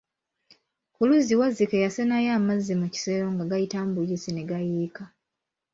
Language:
Ganda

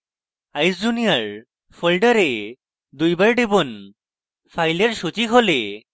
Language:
Bangla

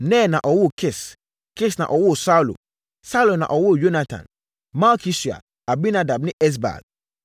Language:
Akan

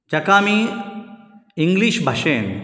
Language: Konkani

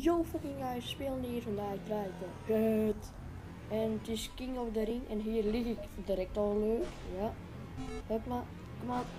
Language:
Dutch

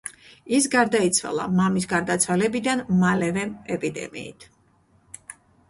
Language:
Georgian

